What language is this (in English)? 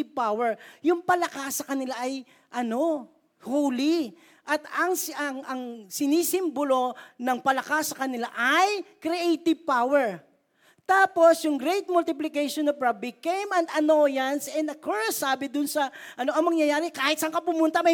Filipino